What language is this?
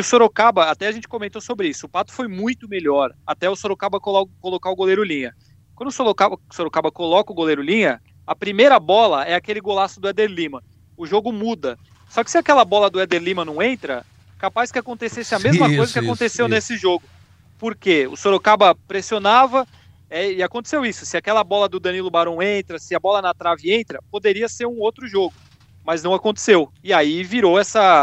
Portuguese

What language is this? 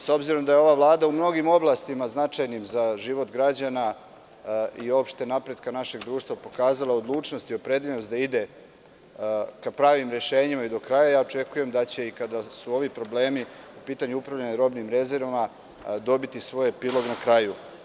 Serbian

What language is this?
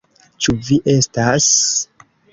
Esperanto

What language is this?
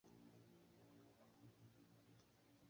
Swahili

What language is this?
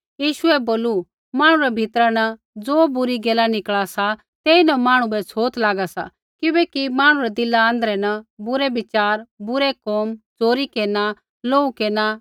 Kullu Pahari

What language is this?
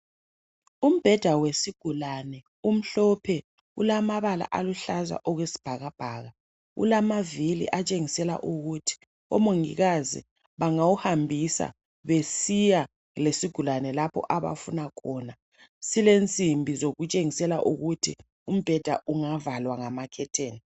North Ndebele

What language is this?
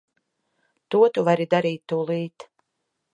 Latvian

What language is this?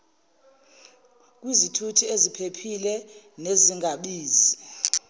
Zulu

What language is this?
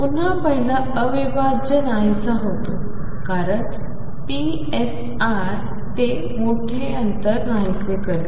Marathi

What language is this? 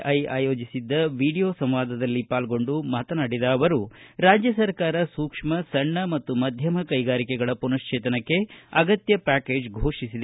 Kannada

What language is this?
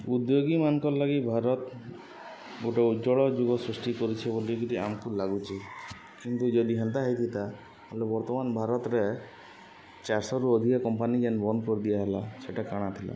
Odia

